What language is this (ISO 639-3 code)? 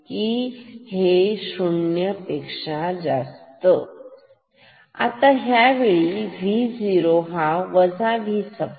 mar